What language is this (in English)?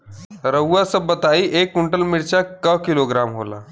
Bhojpuri